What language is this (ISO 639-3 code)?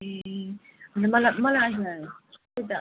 nep